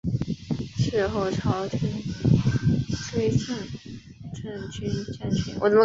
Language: Chinese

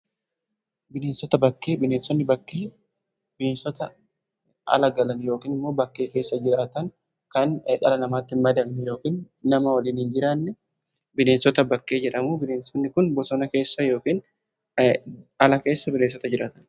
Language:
Oromo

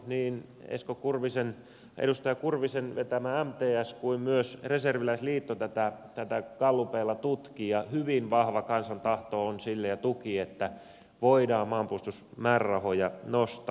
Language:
Finnish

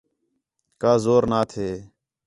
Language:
Khetrani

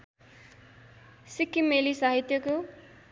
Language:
Nepali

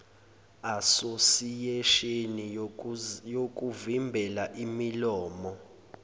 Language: Zulu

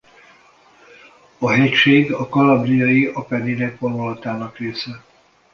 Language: Hungarian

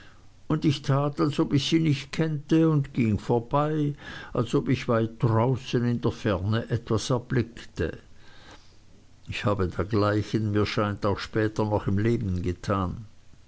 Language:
German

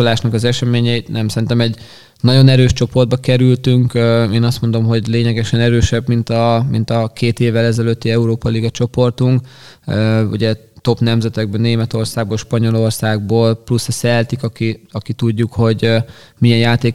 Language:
Hungarian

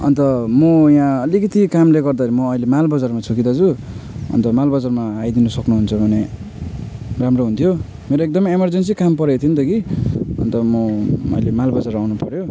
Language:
Nepali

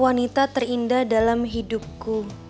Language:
Indonesian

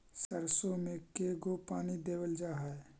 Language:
Magahi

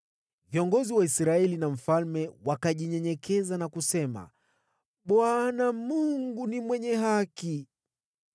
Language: Swahili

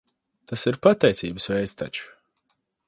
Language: Latvian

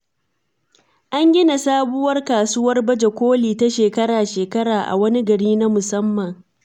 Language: Hausa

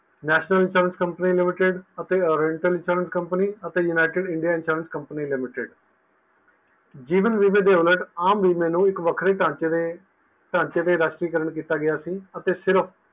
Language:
Punjabi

